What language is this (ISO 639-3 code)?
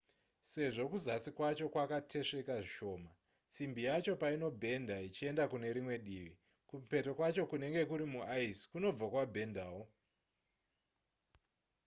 sna